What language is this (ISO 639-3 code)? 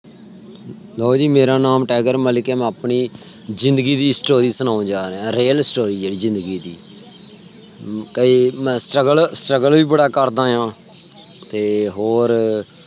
pan